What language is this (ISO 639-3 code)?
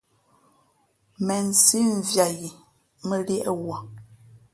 fmp